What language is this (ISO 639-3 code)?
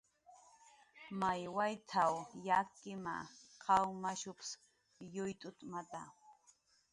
jqr